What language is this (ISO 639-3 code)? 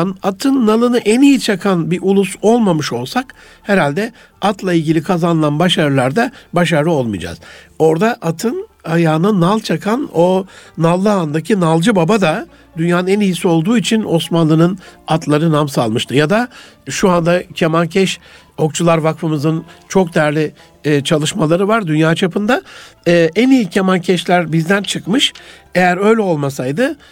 tur